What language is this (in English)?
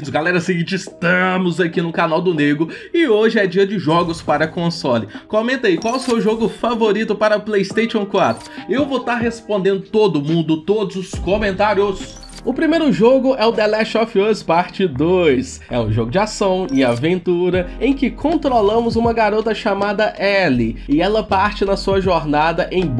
Portuguese